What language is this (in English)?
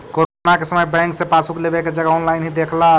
Magahi